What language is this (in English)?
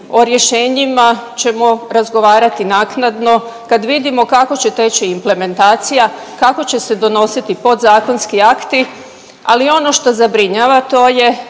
Croatian